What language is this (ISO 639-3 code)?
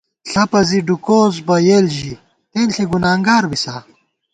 gwt